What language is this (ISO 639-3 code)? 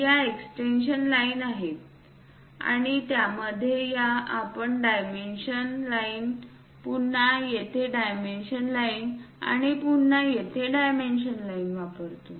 mar